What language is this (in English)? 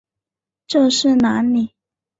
Chinese